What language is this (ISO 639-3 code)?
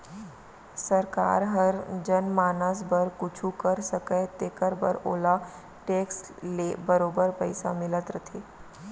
hne